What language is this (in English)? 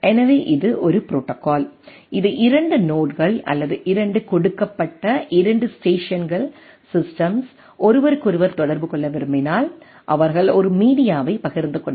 Tamil